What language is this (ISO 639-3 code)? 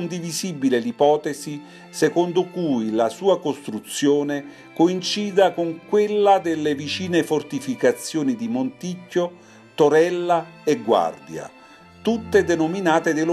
ita